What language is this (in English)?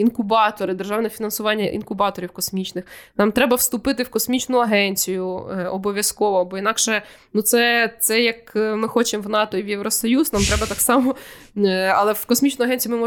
Ukrainian